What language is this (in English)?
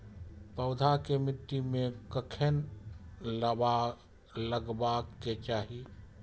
Maithili